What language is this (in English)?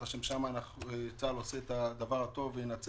Hebrew